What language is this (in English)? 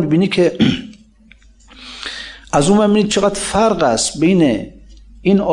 Persian